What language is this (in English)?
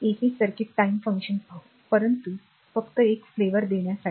Marathi